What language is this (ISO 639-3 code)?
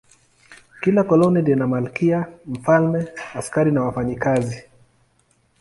swa